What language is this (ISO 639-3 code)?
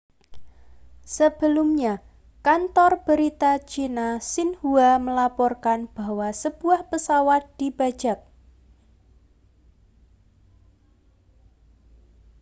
ind